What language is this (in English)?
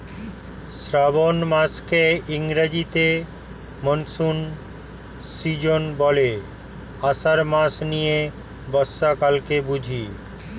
Bangla